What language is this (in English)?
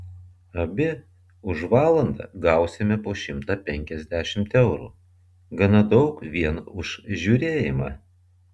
Lithuanian